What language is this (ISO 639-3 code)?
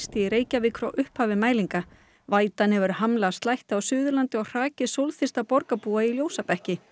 isl